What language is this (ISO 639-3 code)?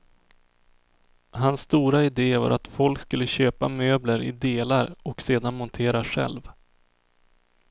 swe